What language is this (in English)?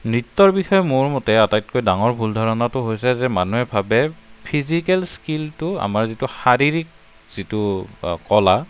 Assamese